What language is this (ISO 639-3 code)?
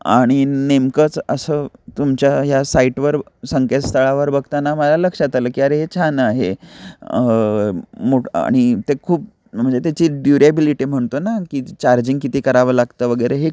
mar